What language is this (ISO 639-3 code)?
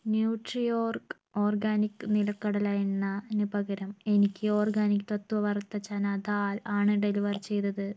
mal